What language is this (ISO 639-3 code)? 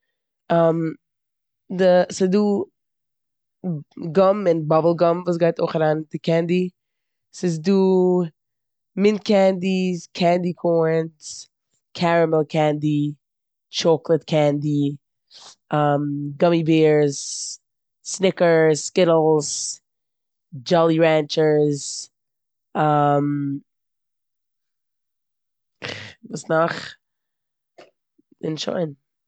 yid